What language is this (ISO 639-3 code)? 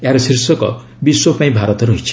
ori